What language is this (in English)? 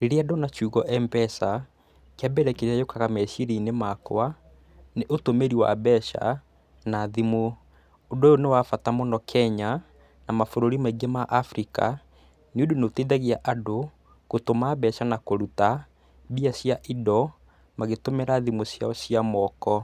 Kikuyu